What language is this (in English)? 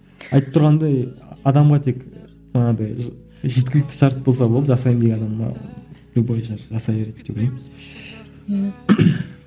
Kazakh